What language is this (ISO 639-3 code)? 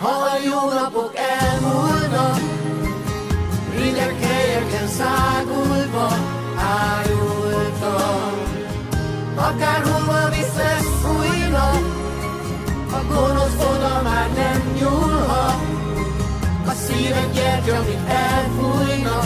hun